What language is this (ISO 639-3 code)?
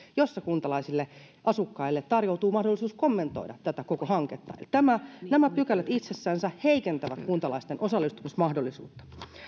fin